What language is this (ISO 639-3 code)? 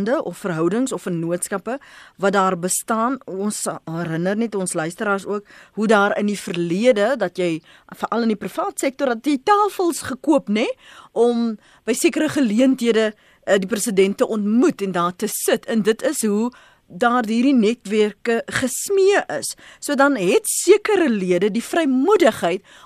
nld